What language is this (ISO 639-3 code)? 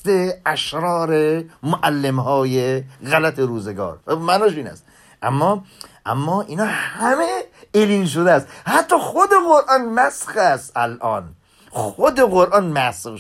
fas